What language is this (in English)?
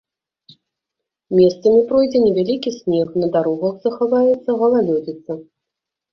Belarusian